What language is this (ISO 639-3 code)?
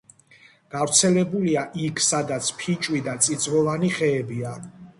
kat